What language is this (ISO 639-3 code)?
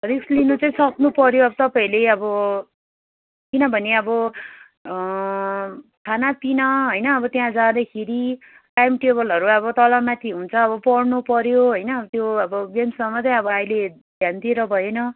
nep